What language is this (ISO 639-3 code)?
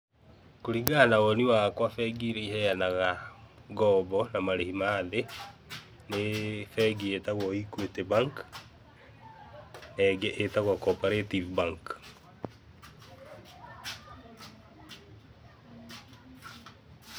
kik